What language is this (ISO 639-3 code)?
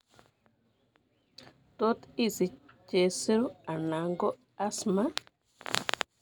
kln